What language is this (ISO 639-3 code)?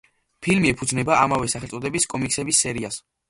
kat